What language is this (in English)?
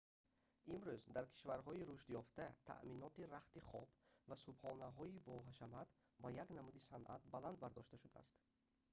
Tajik